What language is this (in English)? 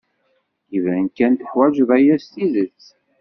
Kabyle